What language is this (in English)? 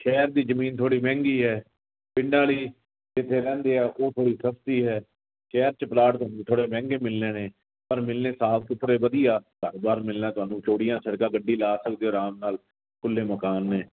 Punjabi